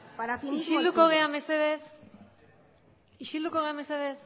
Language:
Basque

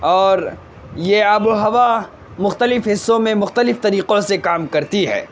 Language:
Urdu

